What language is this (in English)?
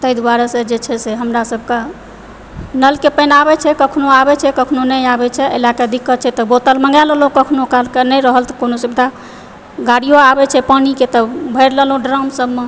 Maithili